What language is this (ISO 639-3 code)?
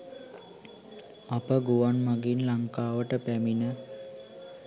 sin